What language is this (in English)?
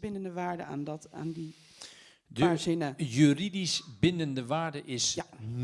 Dutch